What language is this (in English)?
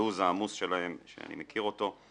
Hebrew